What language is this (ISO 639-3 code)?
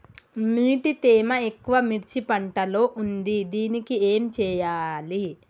tel